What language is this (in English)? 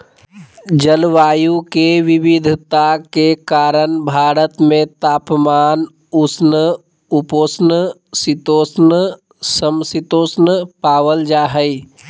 Magahi